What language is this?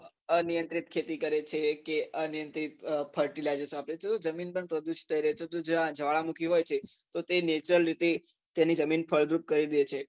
Gujarati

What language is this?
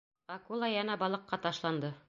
Bashkir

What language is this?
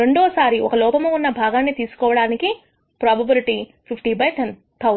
Telugu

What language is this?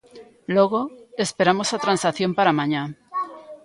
Galician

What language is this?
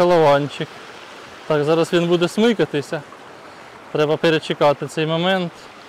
Ukrainian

